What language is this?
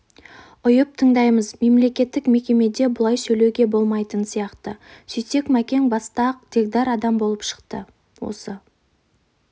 Kazakh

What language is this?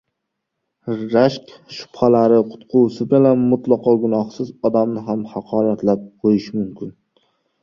Uzbek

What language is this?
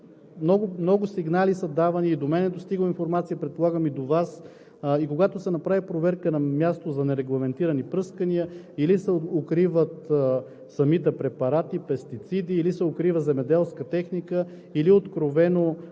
Bulgarian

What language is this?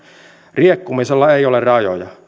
Finnish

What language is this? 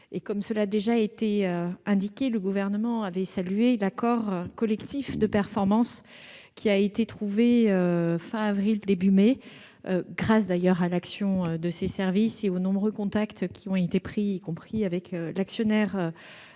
French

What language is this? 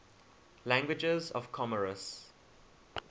English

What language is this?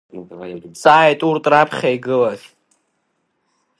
Abkhazian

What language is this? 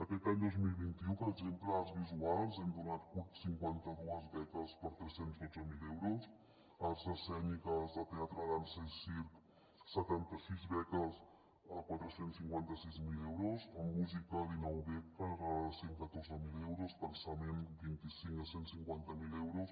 Catalan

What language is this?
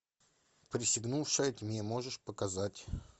Russian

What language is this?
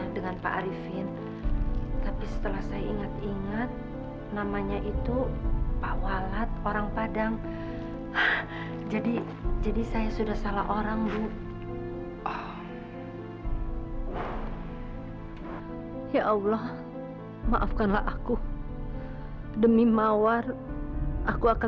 Indonesian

